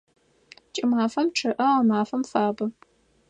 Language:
Adyghe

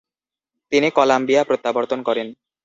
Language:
Bangla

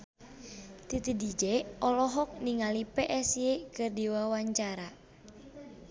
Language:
Sundanese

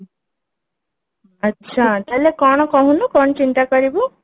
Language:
Odia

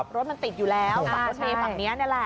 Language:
Thai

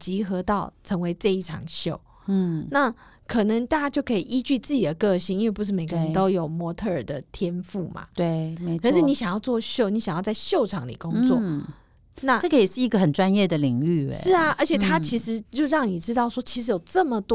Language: Chinese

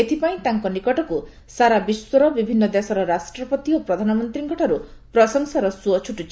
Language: Odia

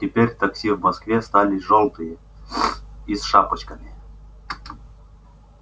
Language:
Russian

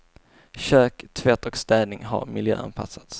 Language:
Swedish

